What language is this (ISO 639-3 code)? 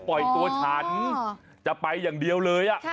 tha